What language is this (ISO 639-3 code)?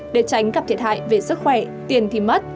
vie